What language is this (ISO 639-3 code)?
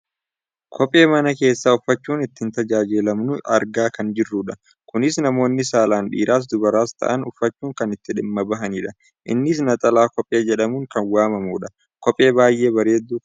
orm